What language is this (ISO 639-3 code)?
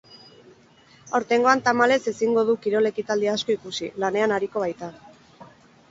eus